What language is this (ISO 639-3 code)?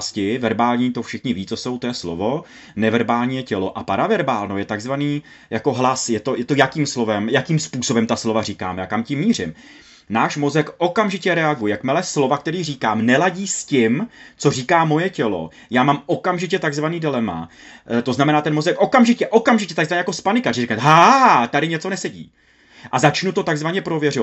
ces